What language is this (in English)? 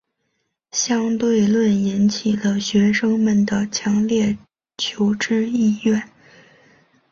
Chinese